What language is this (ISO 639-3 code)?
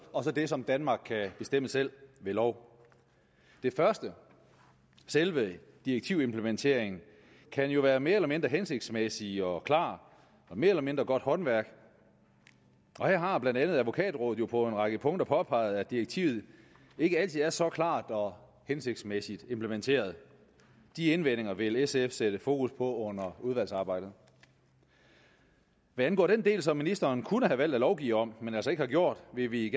dan